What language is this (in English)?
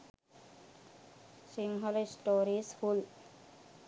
Sinhala